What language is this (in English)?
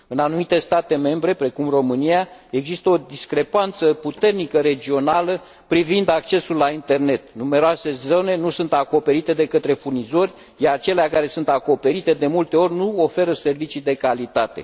Romanian